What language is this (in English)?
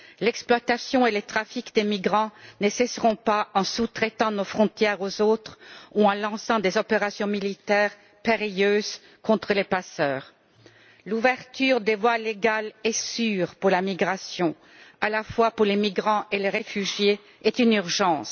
French